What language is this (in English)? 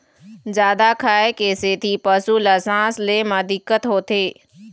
Chhattisgarhi